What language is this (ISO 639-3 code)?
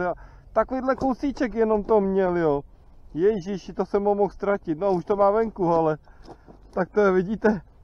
ces